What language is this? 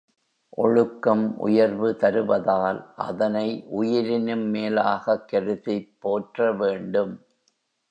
Tamil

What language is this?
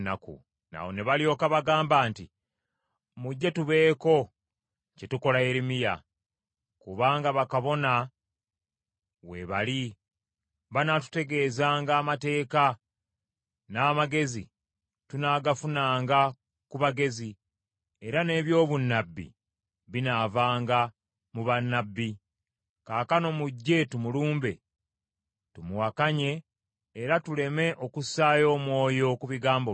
Ganda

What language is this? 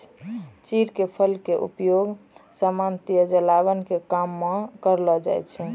Maithili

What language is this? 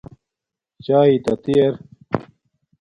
Domaaki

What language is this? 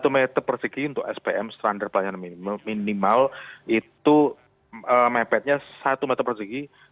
Indonesian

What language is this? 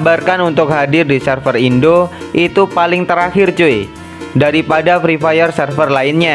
Indonesian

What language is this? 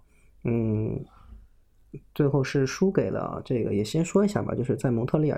Chinese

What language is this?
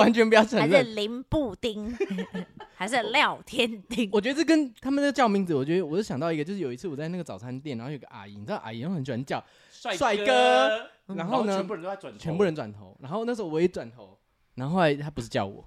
Chinese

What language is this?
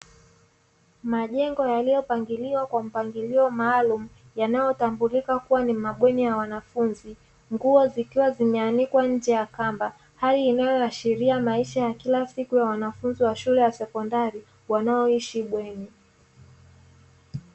Swahili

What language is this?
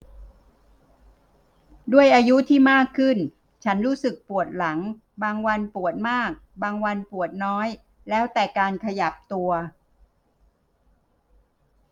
Thai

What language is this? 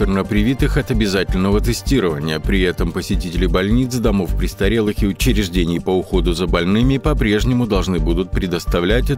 Russian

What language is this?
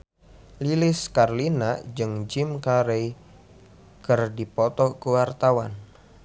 Sundanese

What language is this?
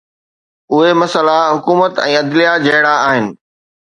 Sindhi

